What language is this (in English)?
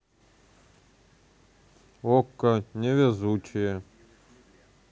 Russian